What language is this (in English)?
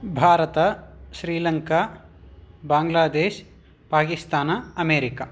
Sanskrit